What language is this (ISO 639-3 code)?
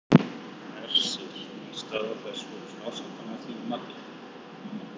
isl